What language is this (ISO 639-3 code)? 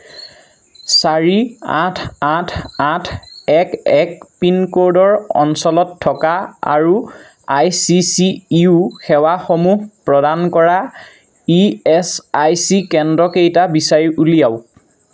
asm